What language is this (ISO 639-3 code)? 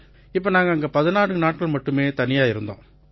tam